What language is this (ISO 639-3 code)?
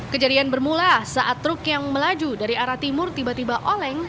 ind